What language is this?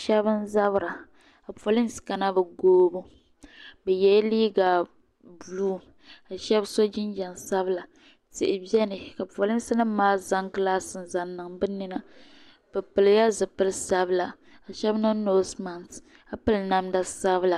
Dagbani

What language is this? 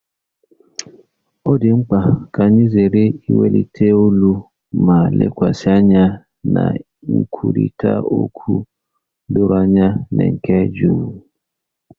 Igbo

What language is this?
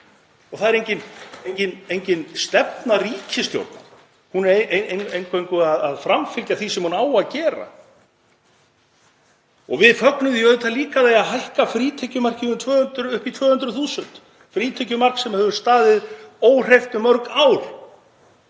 Icelandic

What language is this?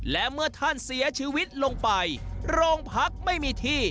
Thai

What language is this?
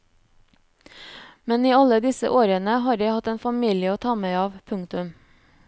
Norwegian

